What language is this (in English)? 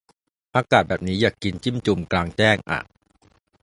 Thai